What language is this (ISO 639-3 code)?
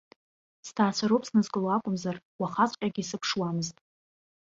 abk